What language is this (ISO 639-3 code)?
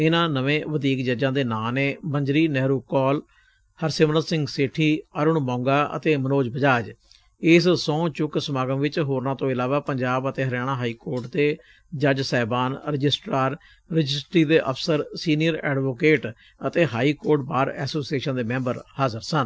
pan